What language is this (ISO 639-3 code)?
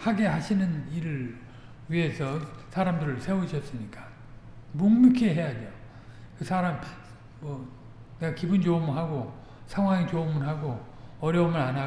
kor